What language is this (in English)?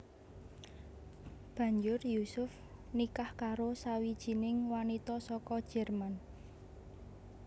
Javanese